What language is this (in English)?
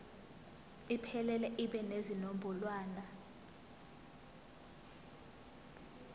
Zulu